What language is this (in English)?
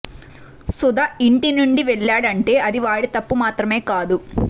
Telugu